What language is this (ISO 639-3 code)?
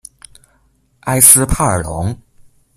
zho